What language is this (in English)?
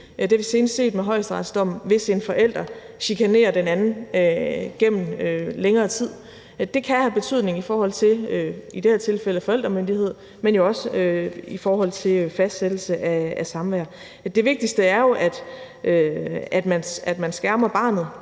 Danish